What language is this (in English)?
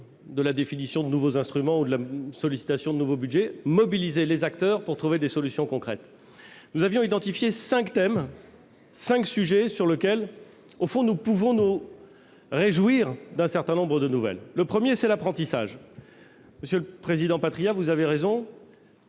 French